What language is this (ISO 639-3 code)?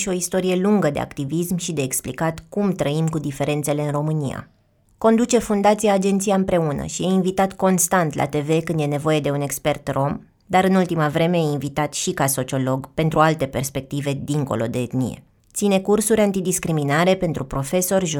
ron